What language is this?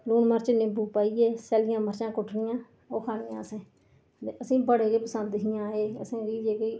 Dogri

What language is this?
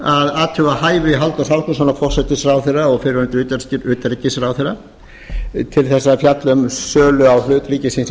Icelandic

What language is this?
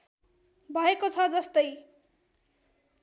Nepali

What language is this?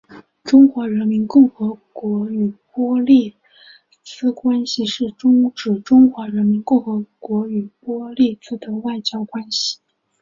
Chinese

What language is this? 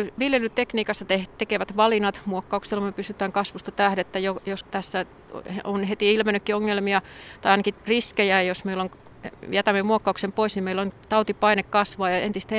Finnish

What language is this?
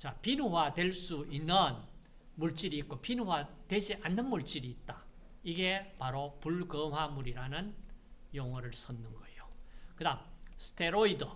Korean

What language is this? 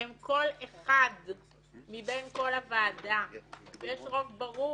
Hebrew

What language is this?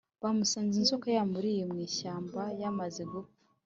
Kinyarwanda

